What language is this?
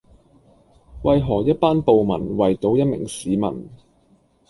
Cantonese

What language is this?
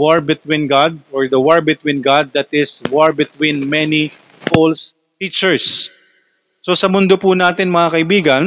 Filipino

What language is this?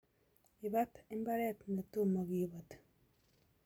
Kalenjin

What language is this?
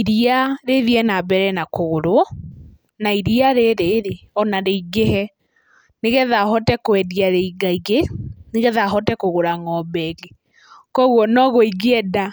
Kikuyu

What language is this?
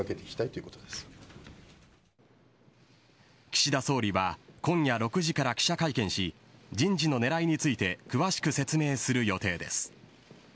Japanese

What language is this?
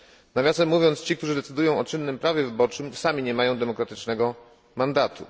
Polish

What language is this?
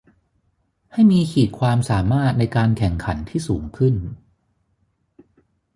Thai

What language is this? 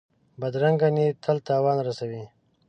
Pashto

